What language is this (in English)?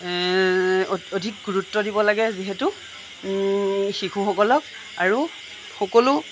Assamese